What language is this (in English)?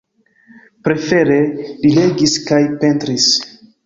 Esperanto